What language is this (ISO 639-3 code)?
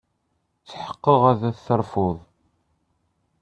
kab